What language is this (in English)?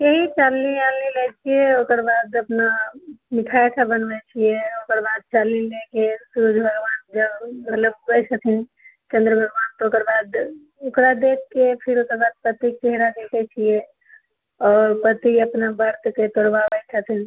Maithili